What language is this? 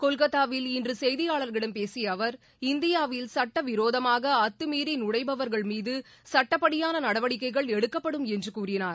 Tamil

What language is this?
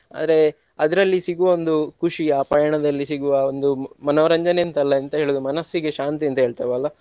Kannada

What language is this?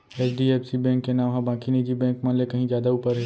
Chhattisgarhi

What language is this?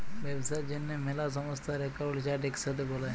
Bangla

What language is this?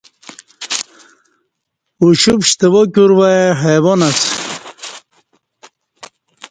Kati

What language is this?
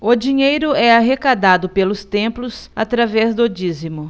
Portuguese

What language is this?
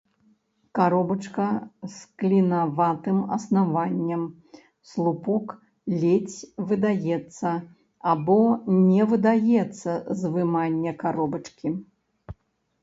Belarusian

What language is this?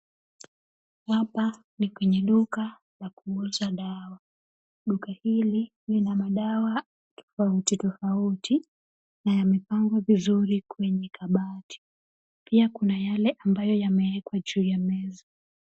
Swahili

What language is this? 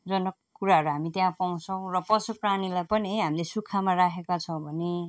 Nepali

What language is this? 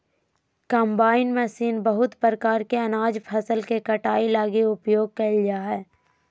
Magahi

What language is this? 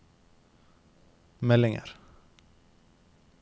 Norwegian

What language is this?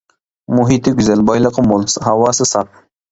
Uyghur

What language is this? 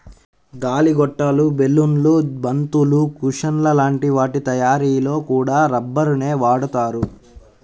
Telugu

